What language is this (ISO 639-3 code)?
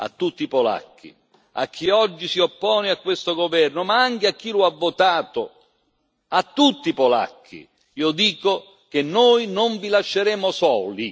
ita